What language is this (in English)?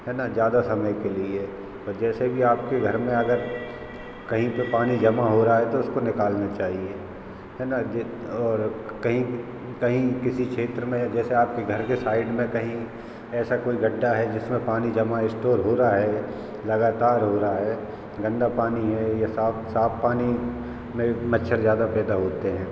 Hindi